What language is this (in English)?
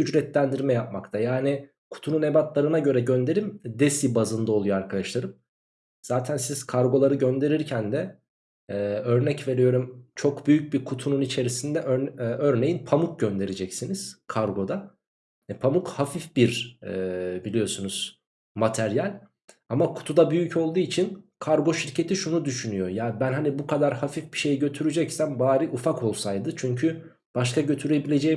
Turkish